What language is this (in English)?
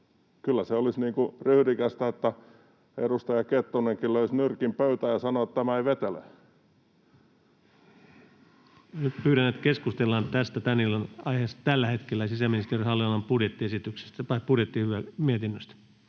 Finnish